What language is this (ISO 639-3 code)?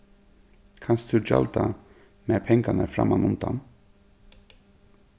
fao